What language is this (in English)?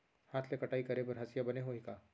Chhattisgarhi